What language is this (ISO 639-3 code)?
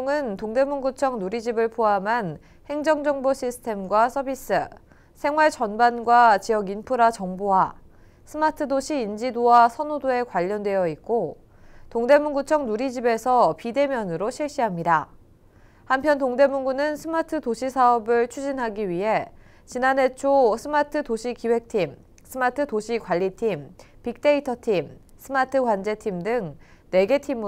kor